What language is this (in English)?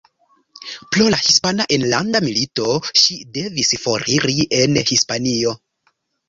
Esperanto